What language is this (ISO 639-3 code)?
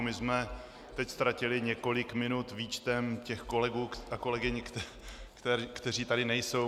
ces